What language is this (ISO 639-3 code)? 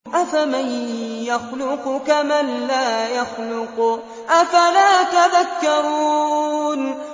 ara